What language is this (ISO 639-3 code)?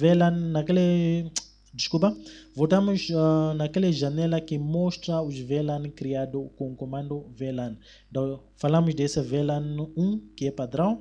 por